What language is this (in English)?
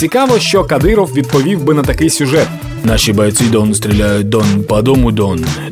Ukrainian